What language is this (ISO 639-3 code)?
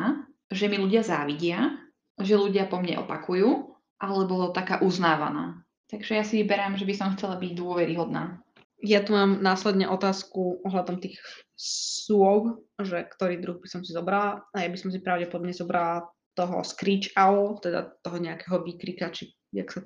slk